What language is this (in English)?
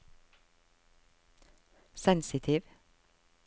Norwegian